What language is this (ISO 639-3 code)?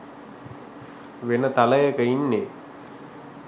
sin